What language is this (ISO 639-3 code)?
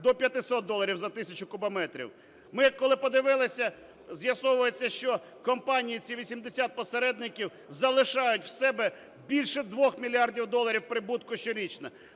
ukr